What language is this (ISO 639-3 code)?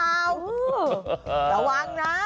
tha